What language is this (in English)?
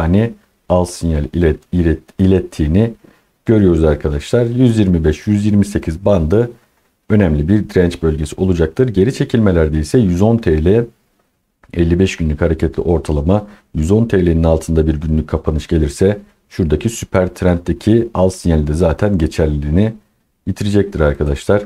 Turkish